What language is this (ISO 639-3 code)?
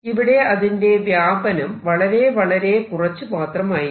mal